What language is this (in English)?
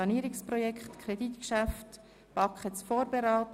Swiss German